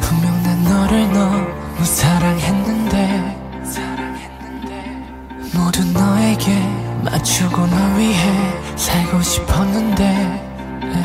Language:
Korean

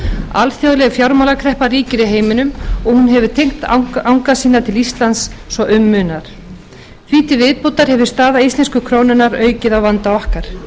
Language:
Icelandic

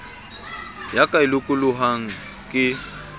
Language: Southern Sotho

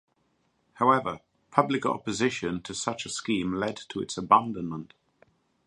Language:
English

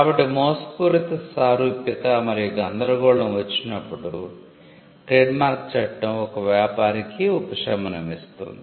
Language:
Telugu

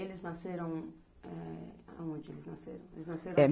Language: Portuguese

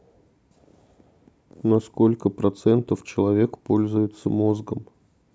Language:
Russian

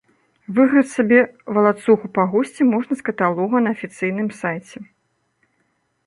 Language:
Belarusian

